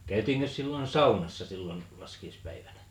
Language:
Finnish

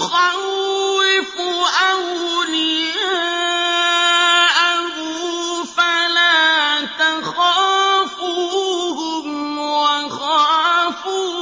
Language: Arabic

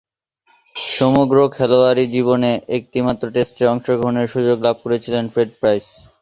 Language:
Bangla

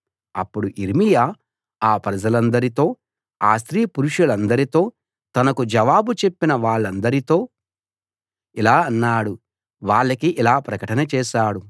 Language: Telugu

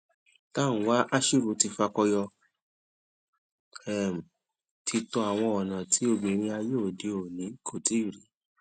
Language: Yoruba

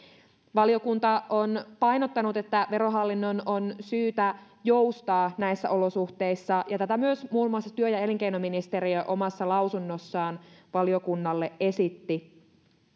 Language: Finnish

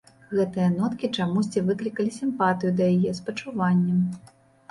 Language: Belarusian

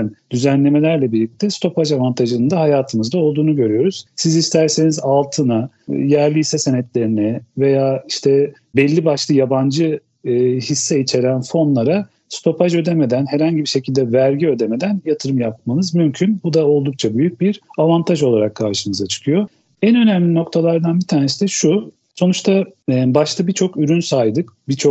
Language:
Turkish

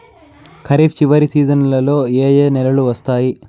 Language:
Telugu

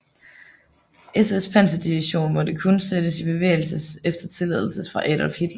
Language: Danish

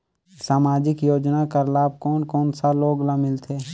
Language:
Chhattisgarhi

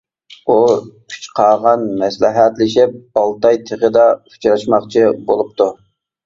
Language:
Uyghur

